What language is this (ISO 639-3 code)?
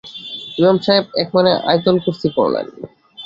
ben